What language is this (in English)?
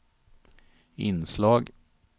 Swedish